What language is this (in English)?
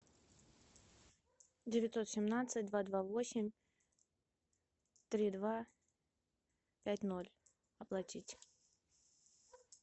Russian